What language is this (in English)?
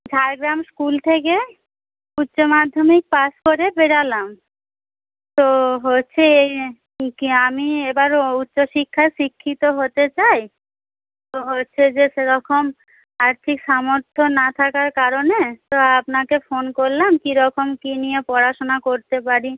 Bangla